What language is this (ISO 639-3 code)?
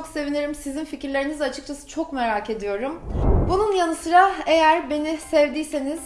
tur